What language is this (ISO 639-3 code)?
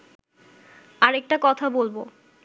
ben